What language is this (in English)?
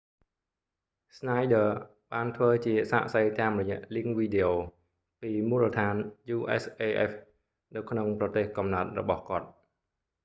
Khmer